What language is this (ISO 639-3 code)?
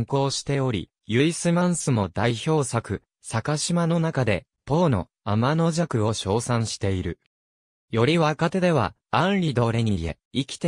jpn